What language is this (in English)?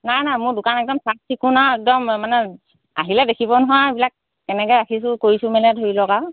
Assamese